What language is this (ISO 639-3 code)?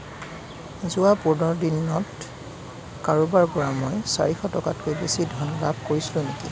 asm